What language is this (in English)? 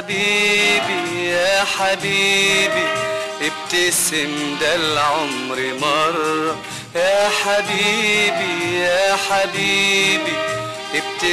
Arabic